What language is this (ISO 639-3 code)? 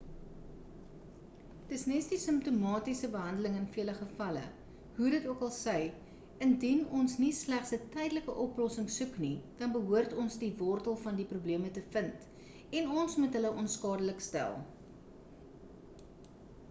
afr